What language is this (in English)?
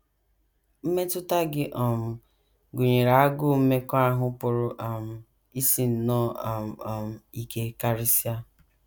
Igbo